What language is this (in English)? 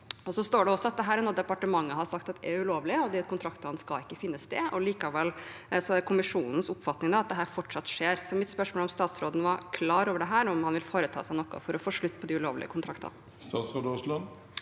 Norwegian